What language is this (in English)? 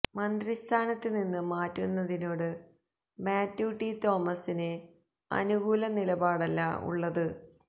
Malayalam